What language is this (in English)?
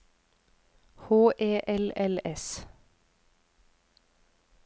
Norwegian